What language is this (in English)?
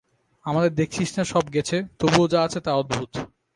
Bangla